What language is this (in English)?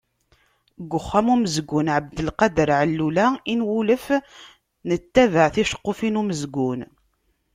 Kabyle